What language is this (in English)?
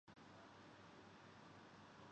Urdu